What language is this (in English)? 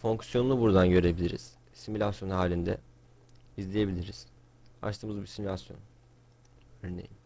Turkish